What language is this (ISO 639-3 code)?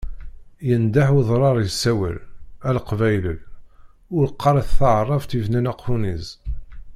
kab